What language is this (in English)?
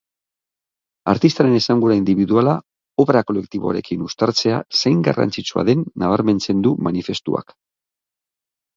Basque